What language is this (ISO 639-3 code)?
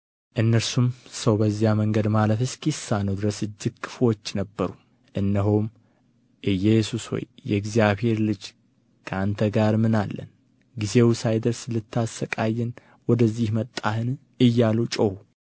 amh